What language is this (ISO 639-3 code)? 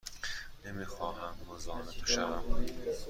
fas